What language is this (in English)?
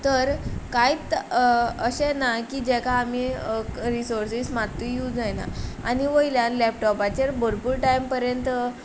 Konkani